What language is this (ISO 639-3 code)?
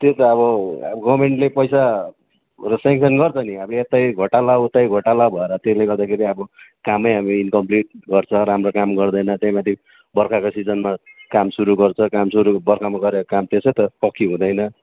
nep